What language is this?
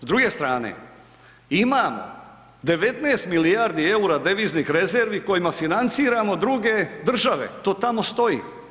Croatian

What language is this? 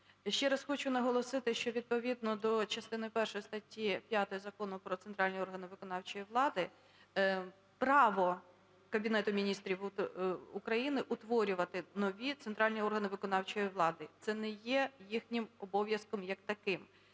Ukrainian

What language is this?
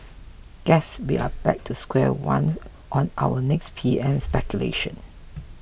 English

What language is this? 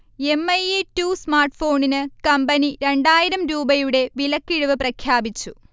Malayalam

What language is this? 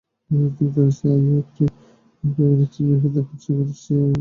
Bangla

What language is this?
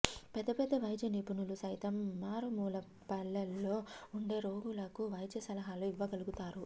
Telugu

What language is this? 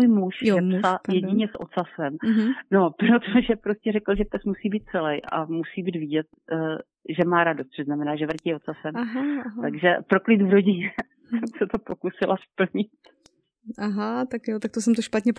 Czech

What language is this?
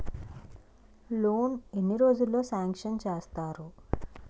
Telugu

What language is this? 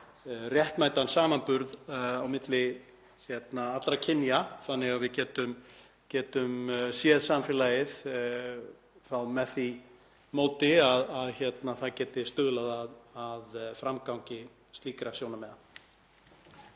Icelandic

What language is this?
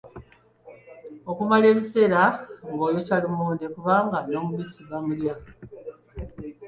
Ganda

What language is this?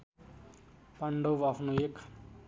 Nepali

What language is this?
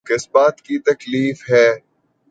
Urdu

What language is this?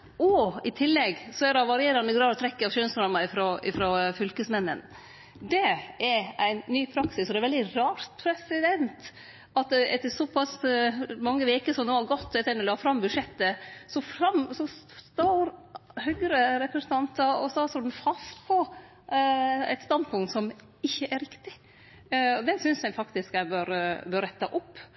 Norwegian Nynorsk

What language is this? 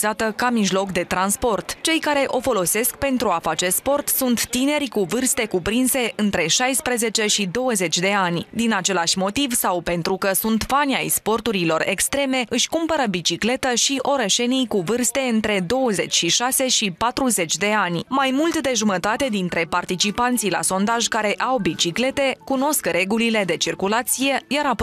Romanian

